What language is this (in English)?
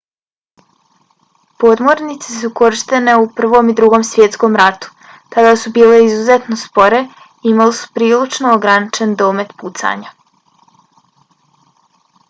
Bosnian